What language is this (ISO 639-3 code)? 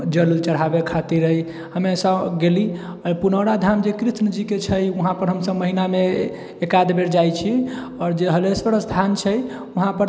mai